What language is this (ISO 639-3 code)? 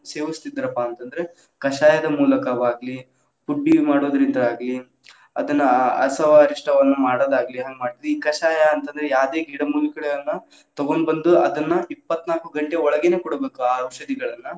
kan